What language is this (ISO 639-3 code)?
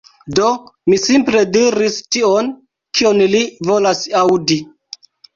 epo